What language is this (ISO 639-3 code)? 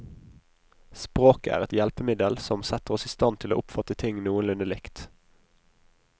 nor